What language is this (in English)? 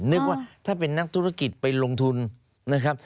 Thai